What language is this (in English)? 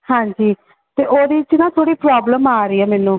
Punjabi